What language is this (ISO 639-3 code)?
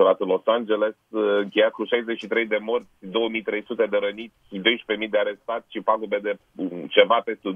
ron